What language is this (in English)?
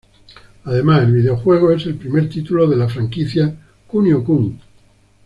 Spanish